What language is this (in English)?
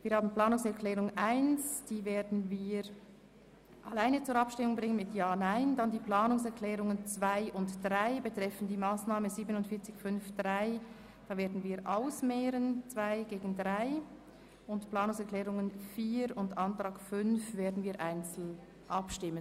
Swiss German